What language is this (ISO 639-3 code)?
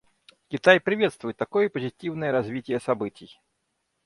rus